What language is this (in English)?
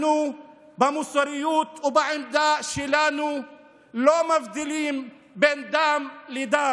Hebrew